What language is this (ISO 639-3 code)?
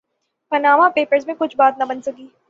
urd